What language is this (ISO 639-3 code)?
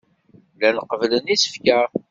kab